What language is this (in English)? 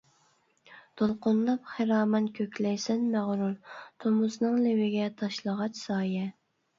Uyghur